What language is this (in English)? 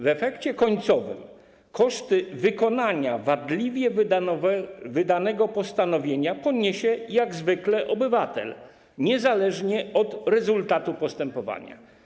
Polish